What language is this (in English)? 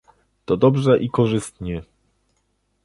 Polish